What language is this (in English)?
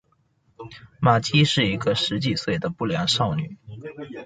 Chinese